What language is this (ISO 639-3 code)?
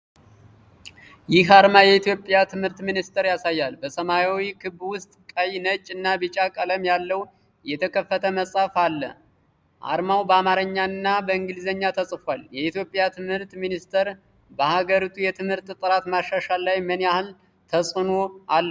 amh